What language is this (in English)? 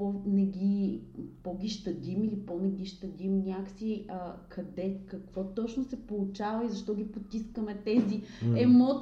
Bulgarian